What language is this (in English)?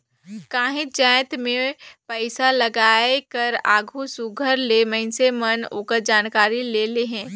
Chhattisgarhi